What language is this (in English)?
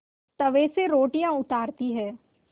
Hindi